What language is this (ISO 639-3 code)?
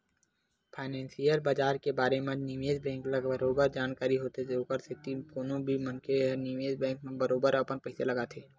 hne